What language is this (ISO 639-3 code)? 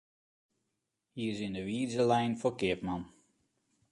fry